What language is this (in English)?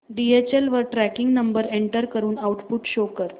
Marathi